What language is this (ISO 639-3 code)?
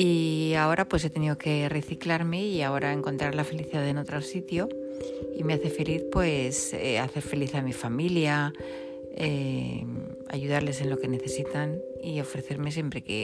spa